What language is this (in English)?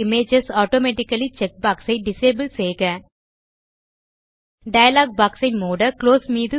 Tamil